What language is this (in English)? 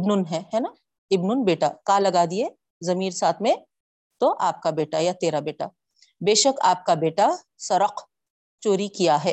Urdu